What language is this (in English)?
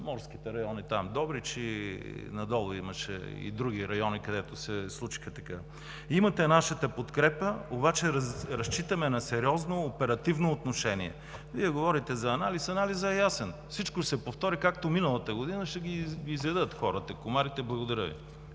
Bulgarian